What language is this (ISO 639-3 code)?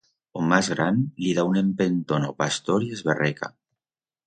arg